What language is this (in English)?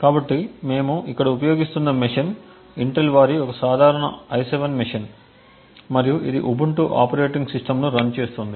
Telugu